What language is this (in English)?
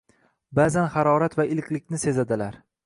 Uzbek